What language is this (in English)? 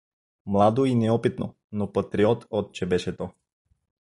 Bulgarian